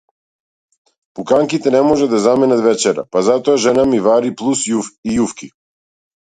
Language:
Macedonian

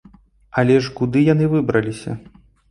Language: Belarusian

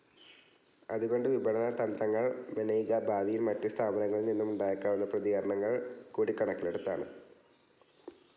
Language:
Malayalam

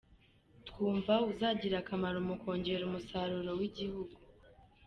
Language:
Kinyarwanda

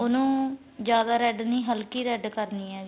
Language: Punjabi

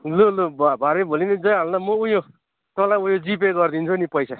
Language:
Nepali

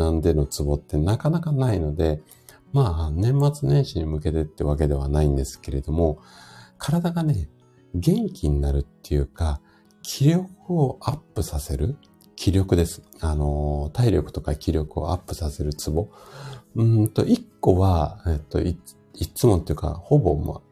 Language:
Japanese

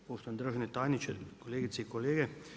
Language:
Croatian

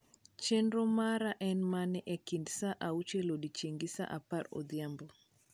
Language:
Luo (Kenya and Tanzania)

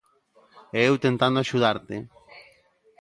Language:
Galician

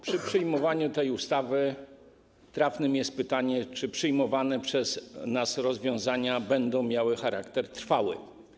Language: Polish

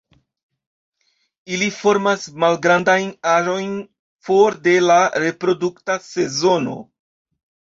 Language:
Esperanto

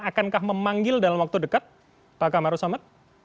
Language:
Indonesian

